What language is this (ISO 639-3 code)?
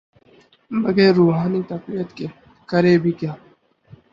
urd